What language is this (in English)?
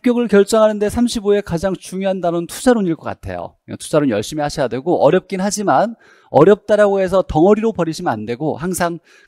Korean